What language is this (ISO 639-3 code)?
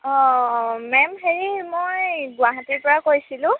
asm